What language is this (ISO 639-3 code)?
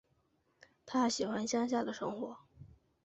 zho